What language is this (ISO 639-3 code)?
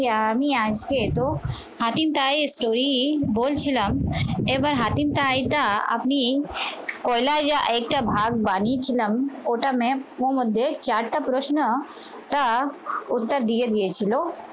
ben